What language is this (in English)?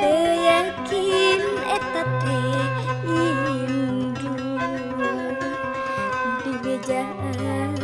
Indonesian